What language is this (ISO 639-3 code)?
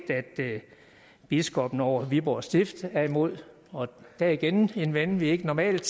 dan